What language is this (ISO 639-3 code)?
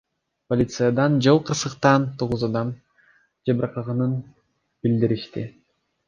kir